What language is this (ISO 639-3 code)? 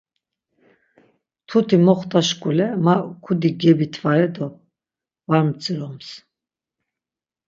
lzz